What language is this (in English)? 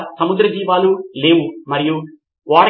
Telugu